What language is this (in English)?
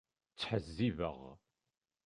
Kabyle